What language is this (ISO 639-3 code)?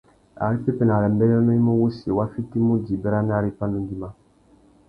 bag